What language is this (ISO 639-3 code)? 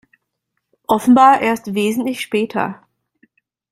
deu